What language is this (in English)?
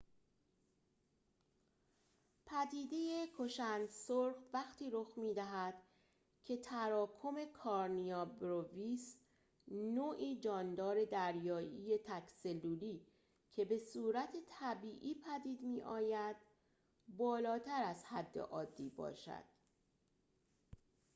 Persian